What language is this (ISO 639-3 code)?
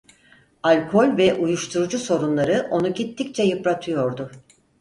tur